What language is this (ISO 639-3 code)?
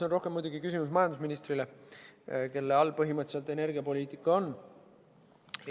est